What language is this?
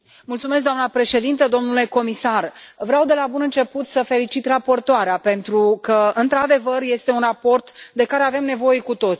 Romanian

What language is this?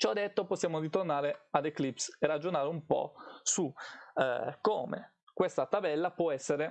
Italian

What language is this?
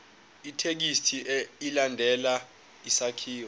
Zulu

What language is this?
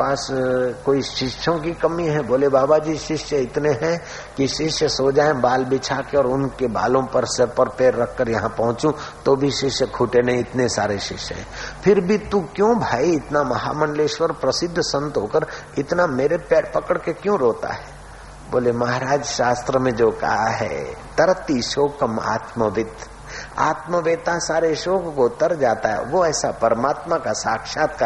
Hindi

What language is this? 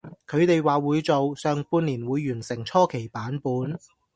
Cantonese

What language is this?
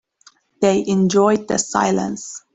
English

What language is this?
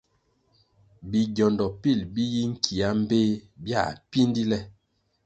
Kwasio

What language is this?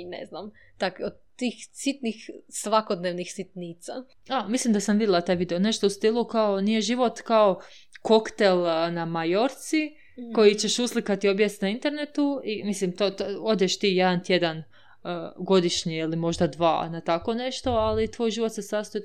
Croatian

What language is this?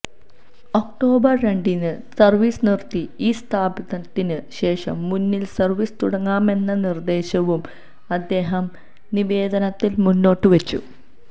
Malayalam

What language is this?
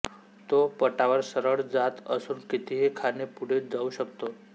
Marathi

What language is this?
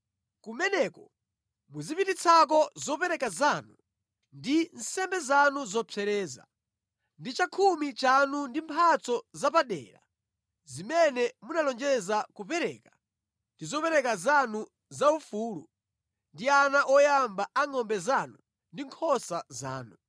Nyanja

